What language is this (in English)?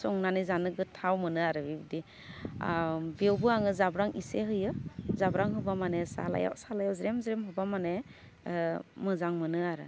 Bodo